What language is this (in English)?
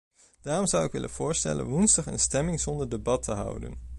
Dutch